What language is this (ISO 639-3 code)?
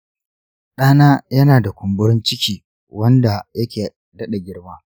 hau